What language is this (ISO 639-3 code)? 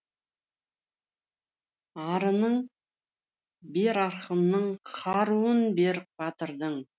kaz